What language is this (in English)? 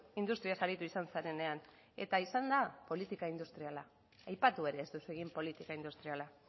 Basque